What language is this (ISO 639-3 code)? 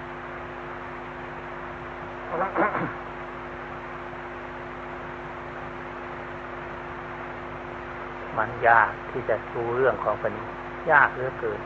tha